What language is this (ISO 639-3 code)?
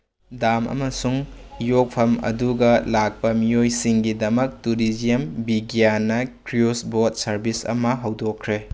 mni